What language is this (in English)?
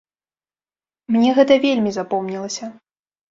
Belarusian